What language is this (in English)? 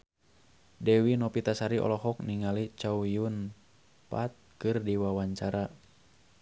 Sundanese